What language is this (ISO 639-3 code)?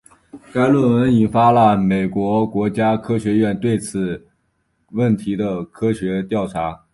zho